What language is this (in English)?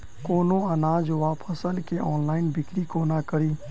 Maithili